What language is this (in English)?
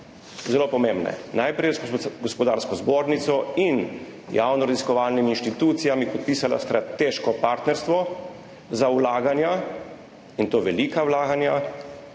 Slovenian